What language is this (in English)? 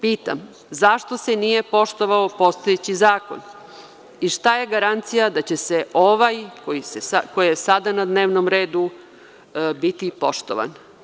Serbian